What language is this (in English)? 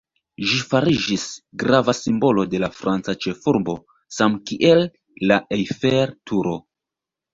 Esperanto